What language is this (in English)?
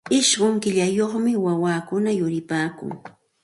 Santa Ana de Tusi Pasco Quechua